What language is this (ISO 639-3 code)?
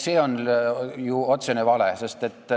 est